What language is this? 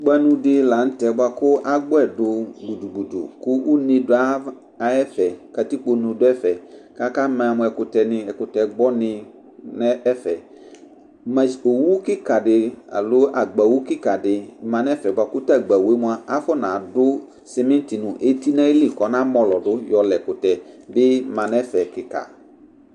Ikposo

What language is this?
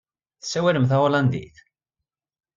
Kabyle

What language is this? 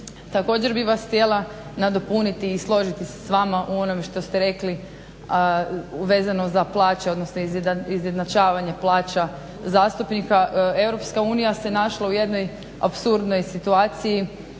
Croatian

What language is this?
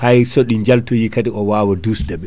Fula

